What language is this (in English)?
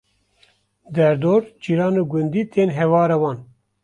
Kurdish